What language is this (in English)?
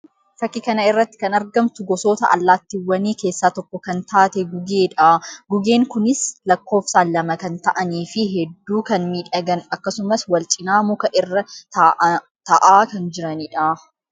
Oromo